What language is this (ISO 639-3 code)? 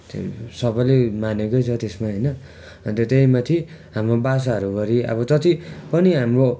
nep